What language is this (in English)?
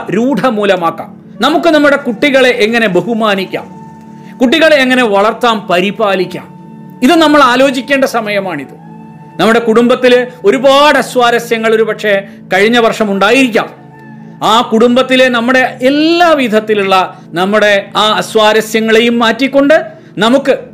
Malayalam